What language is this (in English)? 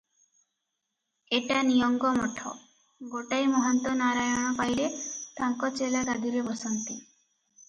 Odia